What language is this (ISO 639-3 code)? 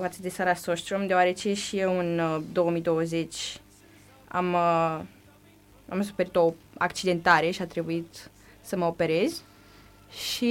ron